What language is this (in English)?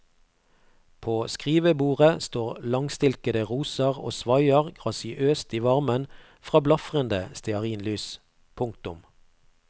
Norwegian